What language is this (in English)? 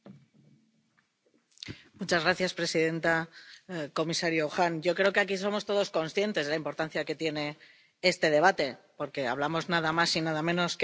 Spanish